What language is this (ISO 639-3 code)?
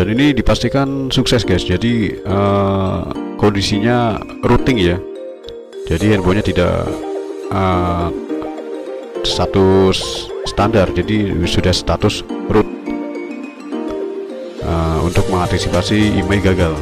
ind